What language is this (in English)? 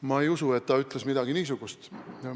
Estonian